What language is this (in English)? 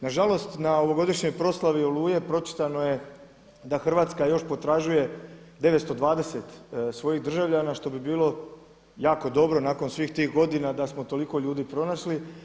Croatian